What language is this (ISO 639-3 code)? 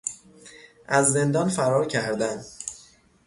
fas